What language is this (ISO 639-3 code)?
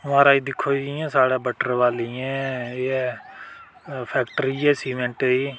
doi